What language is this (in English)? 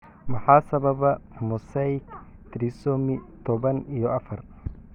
Somali